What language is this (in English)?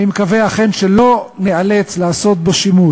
Hebrew